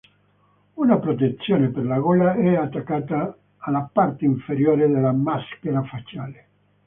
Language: Italian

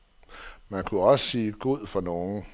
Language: Danish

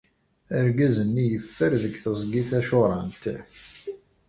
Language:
Kabyle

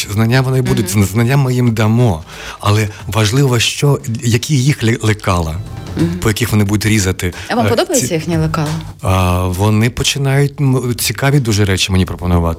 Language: Ukrainian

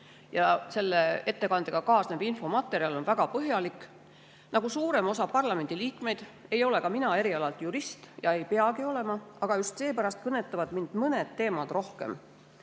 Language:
Estonian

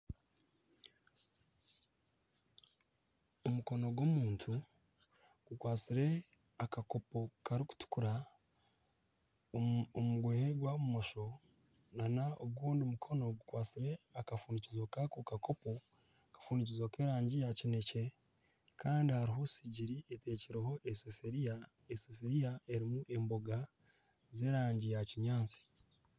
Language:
Nyankole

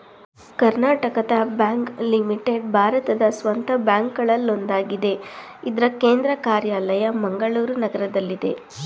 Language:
Kannada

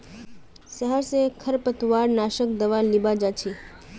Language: Magahi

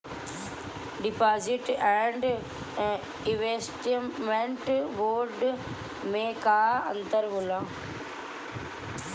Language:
Bhojpuri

